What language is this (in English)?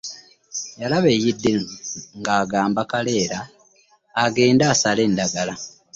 Ganda